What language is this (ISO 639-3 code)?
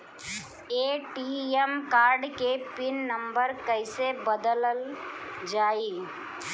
bho